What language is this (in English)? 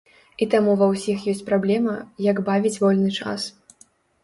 Belarusian